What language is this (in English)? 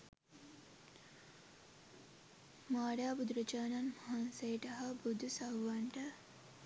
Sinhala